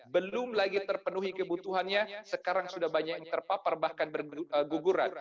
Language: Indonesian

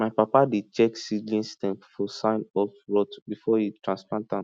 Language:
Nigerian Pidgin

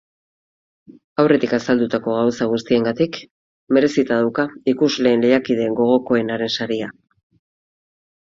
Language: Basque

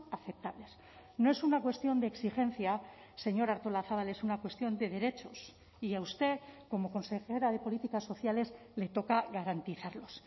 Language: Spanish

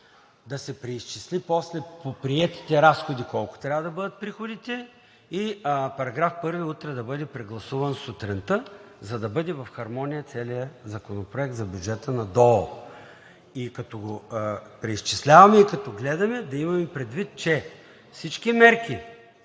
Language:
Bulgarian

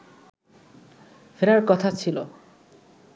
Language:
Bangla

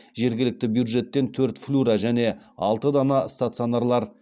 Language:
Kazakh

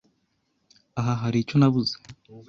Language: Kinyarwanda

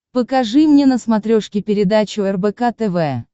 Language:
Russian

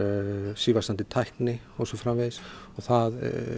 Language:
Icelandic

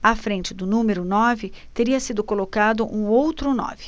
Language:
Portuguese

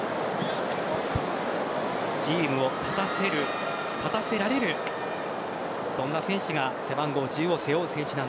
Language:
Japanese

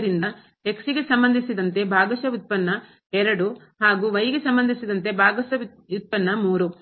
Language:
Kannada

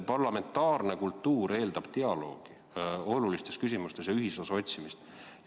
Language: Estonian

